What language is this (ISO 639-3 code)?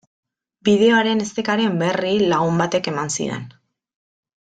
eus